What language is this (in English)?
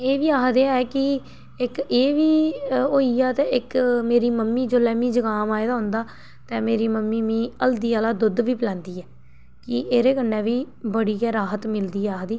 Dogri